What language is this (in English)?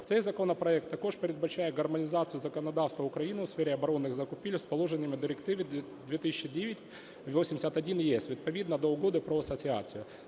Ukrainian